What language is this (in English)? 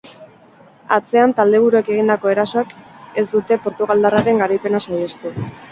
Basque